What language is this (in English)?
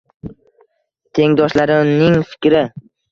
Uzbek